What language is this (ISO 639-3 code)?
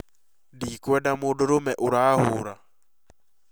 kik